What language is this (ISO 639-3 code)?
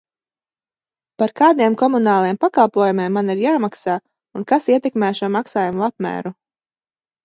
lav